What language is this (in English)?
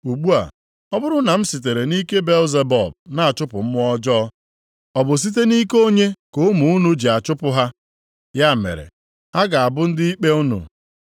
Igbo